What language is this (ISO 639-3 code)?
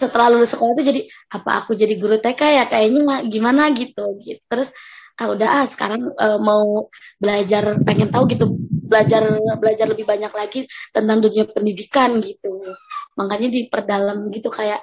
ind